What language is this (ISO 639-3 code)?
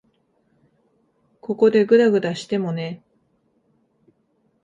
jpn